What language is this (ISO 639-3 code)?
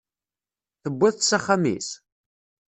kab